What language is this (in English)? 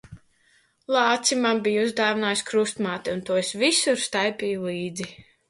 Latvian